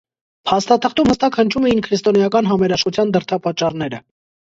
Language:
Armenian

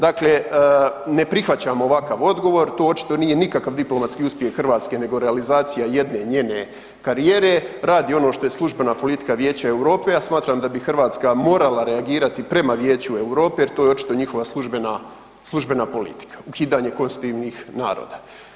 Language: Croatian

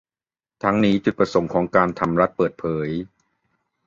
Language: Thai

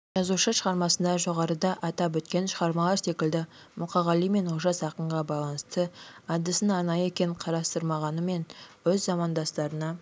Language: Kazakh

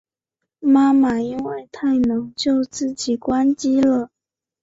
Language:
Chinese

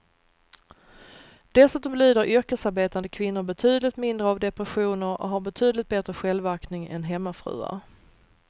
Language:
Swedish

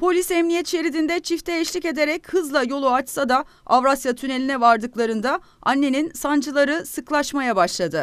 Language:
Turkish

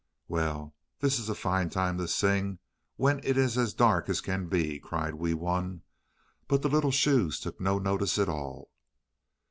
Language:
English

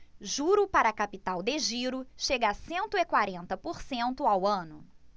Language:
Portuguese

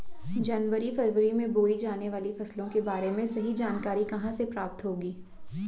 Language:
Hindi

